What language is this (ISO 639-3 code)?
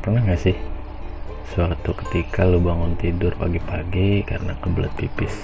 ind